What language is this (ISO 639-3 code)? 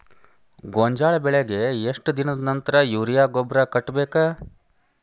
kan